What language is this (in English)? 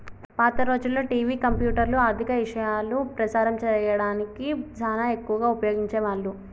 Telugu